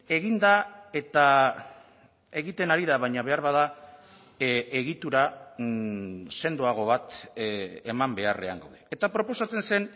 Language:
Basque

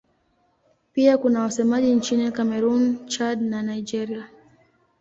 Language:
Swahili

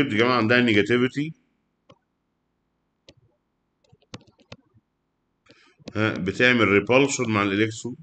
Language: Arabic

